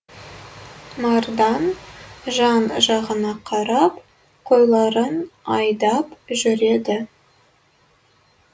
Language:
Kazakh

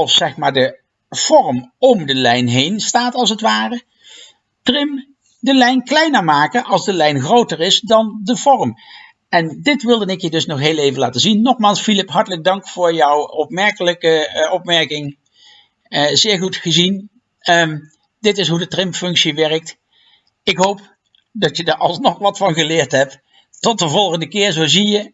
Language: Dutch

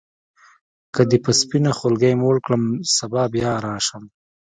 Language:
Pashto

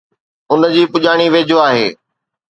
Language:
Sindhi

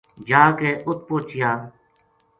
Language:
Gujari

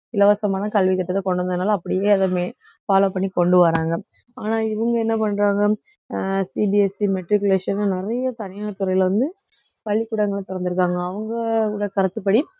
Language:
Tamil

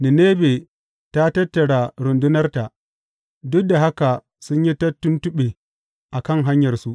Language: Hausa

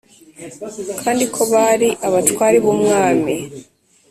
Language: Kinyarwanda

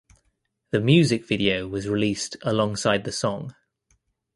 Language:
English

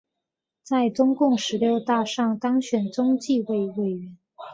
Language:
Chinese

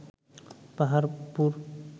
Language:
Bangla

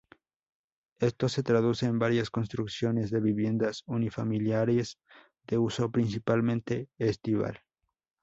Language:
Spanish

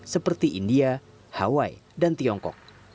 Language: Indonesian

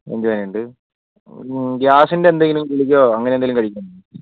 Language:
Malayalam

